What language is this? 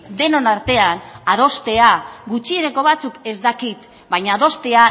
Basque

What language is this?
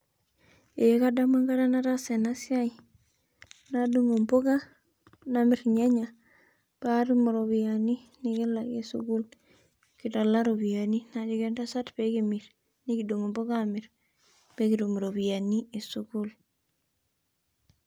Masai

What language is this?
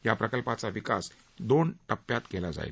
Marathi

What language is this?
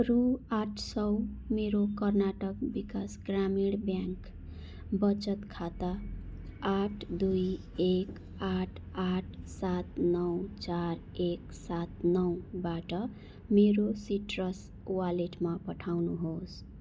Nepali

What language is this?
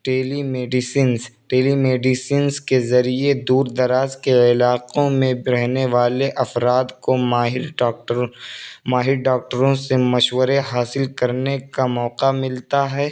Urdu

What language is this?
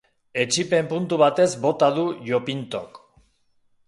Basque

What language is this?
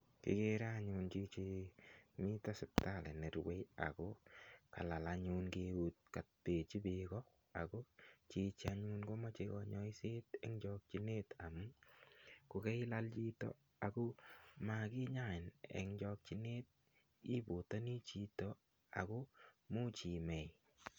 Kalenjin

